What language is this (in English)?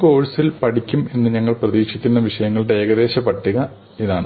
Malayalam